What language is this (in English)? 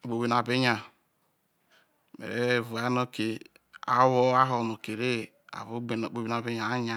Isoko